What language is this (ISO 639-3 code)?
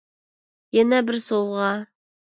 uig